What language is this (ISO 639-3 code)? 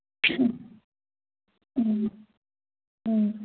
mni